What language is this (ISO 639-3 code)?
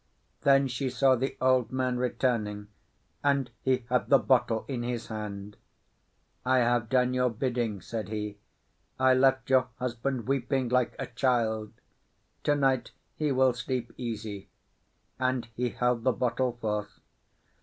eng